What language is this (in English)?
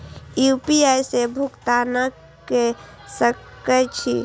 Maithili